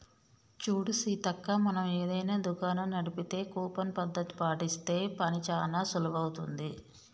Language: Telugu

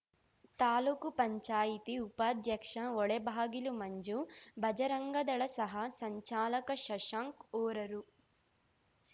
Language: Kannada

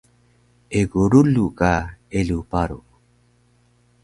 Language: Taroko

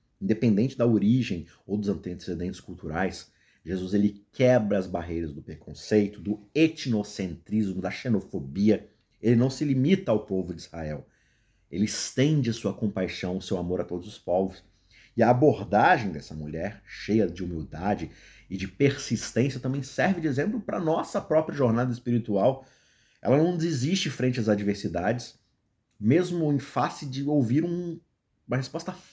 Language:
Portuguese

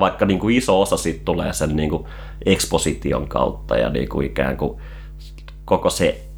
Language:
Finnish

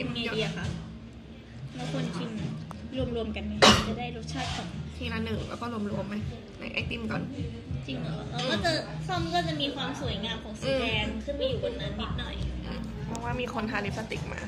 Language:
Thai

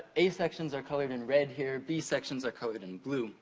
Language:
English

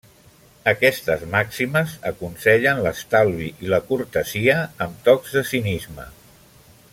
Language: Catalan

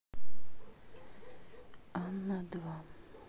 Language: Russian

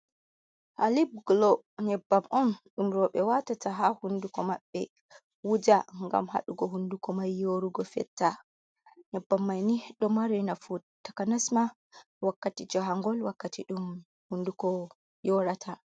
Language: Fula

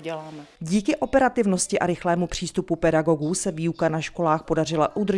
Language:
Czech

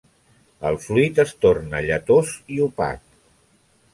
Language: Catalan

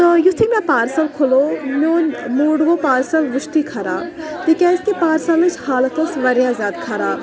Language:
Kashmiri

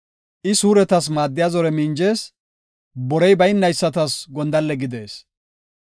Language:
Gofa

